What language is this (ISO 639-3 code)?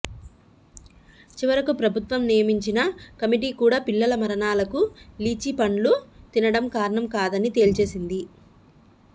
tel